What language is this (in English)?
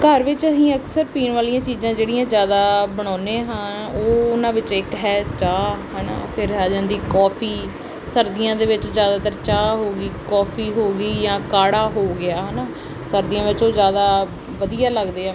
Punjabi